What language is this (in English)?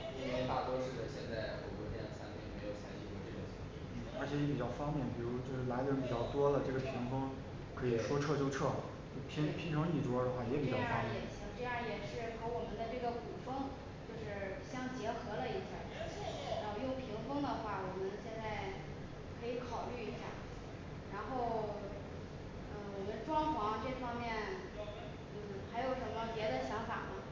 Chinese